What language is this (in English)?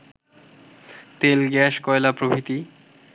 Bangla